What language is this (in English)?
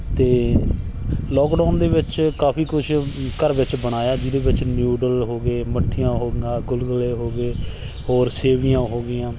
Punjabi